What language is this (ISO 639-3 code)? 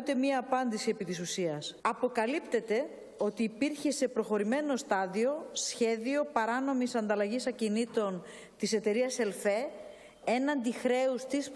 ell